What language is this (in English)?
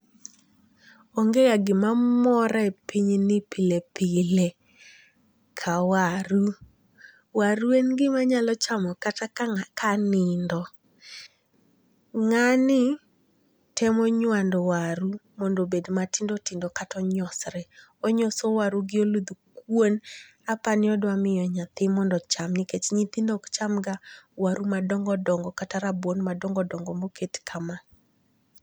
Luo (Kenya and Tanzania)